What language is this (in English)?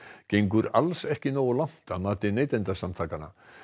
Icelandic